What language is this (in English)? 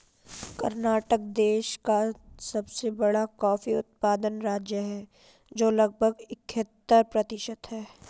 Hindi